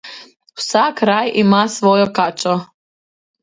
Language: Slovenian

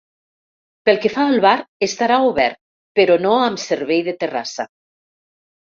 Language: Catalan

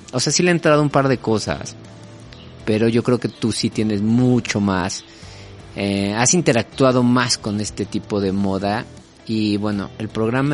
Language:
Spanish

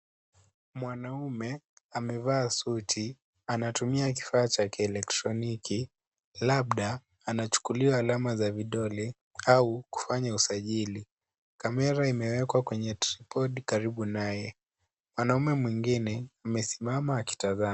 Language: Swahili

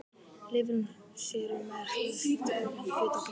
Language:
Icelandic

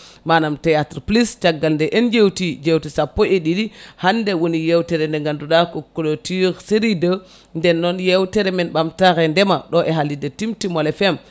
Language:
Fula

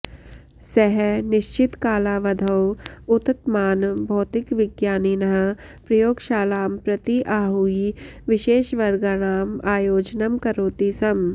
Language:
Sanskrit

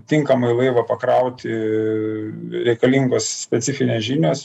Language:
Lithuanian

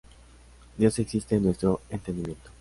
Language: Spanish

